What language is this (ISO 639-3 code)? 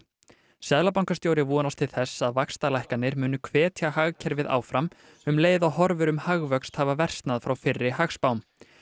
isl